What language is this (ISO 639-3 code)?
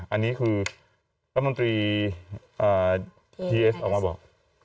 tha